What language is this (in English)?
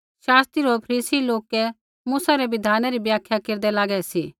Kullu Pahari